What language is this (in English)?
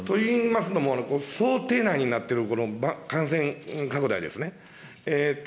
Japanese